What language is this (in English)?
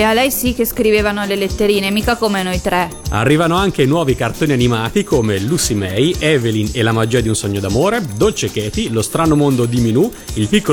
Italian